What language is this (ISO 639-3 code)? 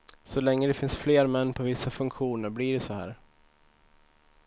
swe